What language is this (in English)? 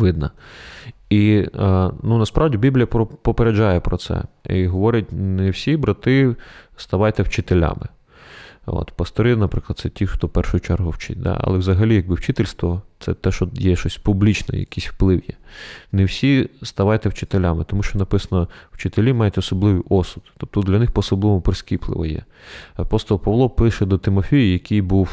Ukrainian